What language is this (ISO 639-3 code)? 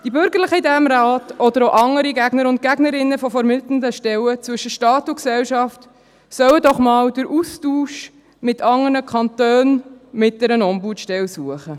gsw